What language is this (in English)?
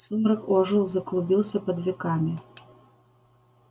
Russian